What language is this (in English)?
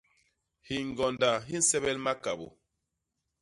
Basaa